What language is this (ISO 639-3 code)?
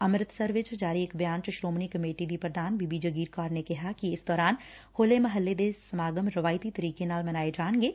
pan